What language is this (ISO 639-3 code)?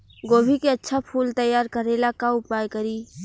bho